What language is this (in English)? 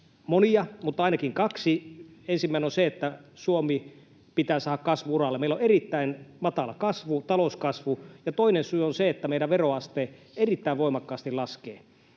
Finnish